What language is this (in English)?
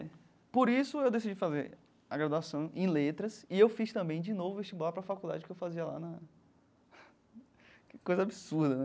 Portuguese